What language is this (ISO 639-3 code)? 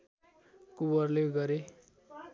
nep